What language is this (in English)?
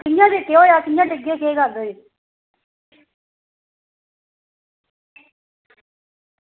Dogri